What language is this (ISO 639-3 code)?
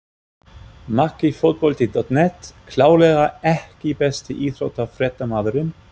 isl